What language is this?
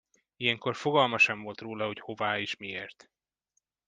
Hungarian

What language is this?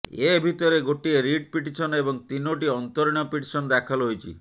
Odia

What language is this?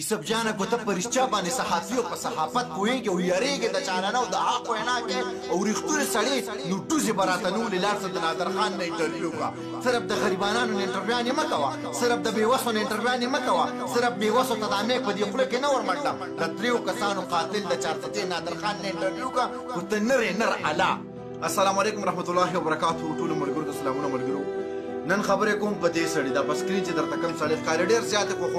Turkish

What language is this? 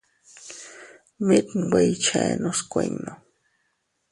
Teutila Cuicatec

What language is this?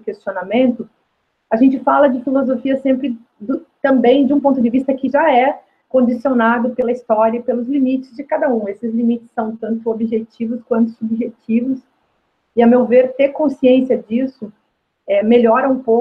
Portuguese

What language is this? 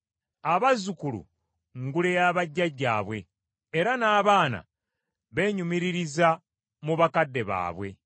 Ganda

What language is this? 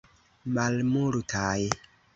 Esperanto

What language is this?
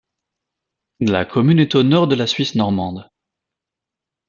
French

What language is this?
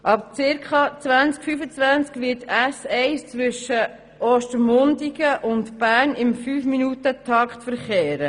Swiss German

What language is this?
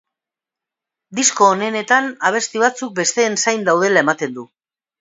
Basque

